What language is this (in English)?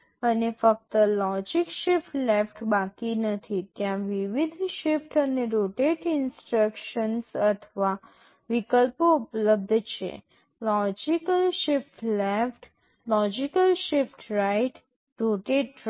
Gujarati